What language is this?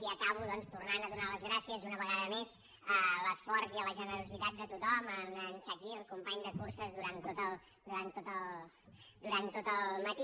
Catalan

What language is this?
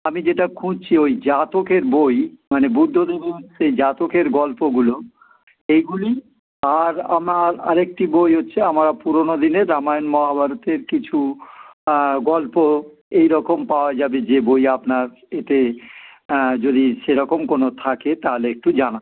Bangla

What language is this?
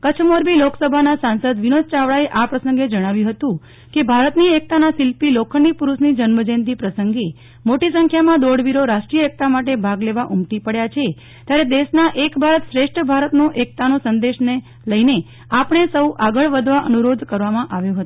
Gujarati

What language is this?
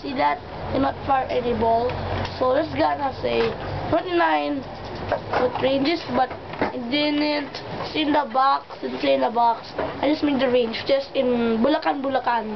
English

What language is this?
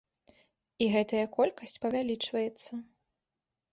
Belarusian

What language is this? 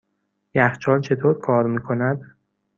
Persian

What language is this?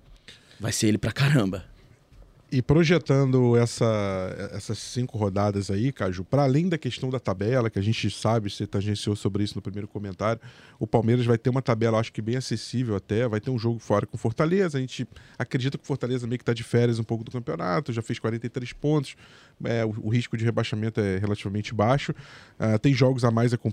Portuguese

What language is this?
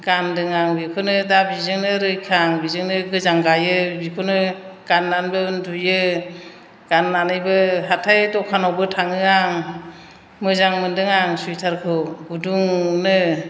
Bodo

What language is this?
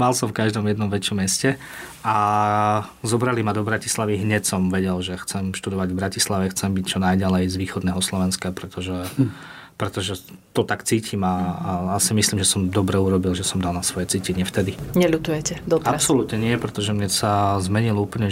Slovak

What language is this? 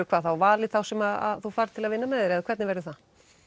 Icelandic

